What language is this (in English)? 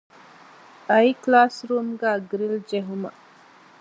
Divehi